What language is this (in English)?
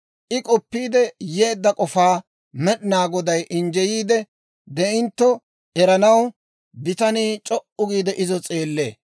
Dawro